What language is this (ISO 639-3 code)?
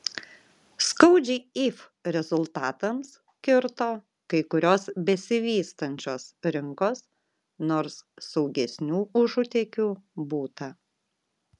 lit